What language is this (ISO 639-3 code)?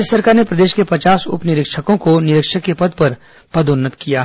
hin